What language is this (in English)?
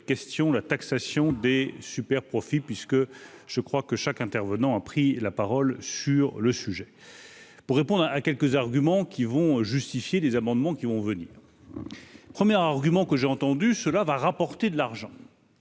French